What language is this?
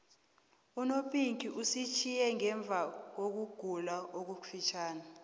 South Ndebele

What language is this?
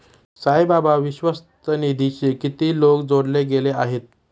Marathi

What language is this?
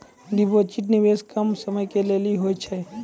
Maithili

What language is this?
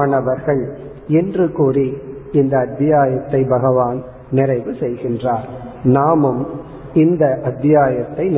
Tamil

